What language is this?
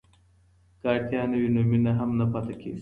Pashto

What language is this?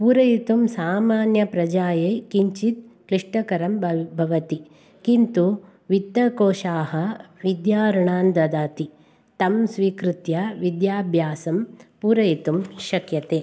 Sanskrit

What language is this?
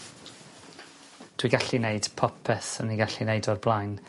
Welsh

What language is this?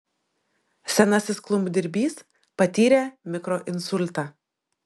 Lithuanian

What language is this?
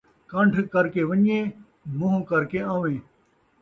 Saraiki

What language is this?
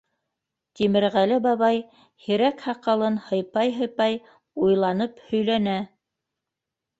Bashkir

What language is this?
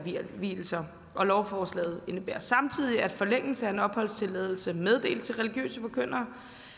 Danish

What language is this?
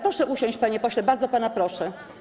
Polish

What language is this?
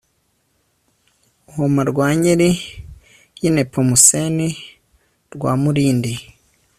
Kinyarwanda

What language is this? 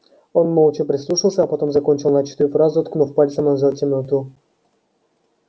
Russian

